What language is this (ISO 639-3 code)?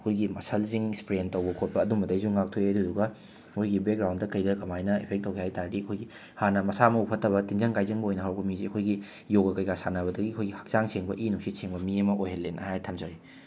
mni